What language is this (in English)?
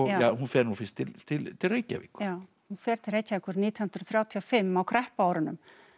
Icelandic